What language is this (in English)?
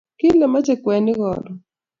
Kalenjin